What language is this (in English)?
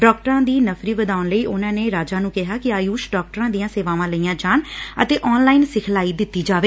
Punjabi